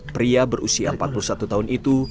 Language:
Indonesian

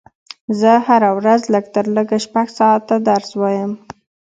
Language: Pashto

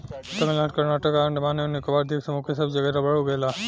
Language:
Bhojpuri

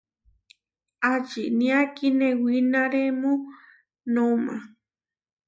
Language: Huarijio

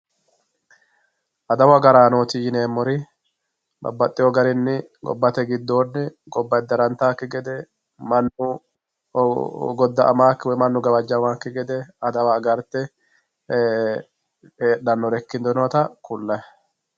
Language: Sidamo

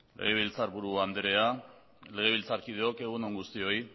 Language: Basque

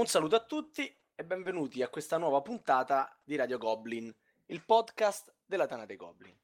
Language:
Italian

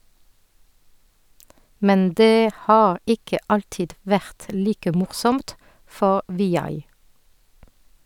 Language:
Norwegian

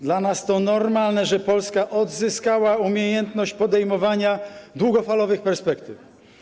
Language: Polish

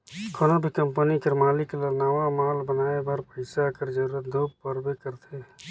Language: Chhattisgarhi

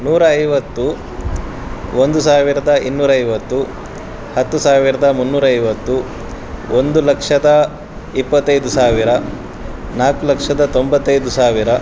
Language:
Kannada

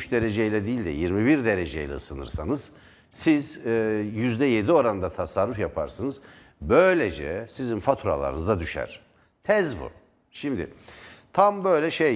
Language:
Turkish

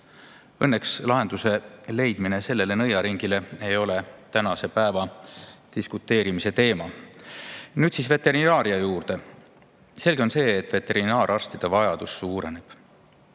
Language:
Estonian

